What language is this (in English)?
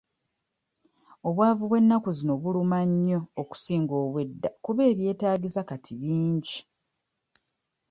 Ganda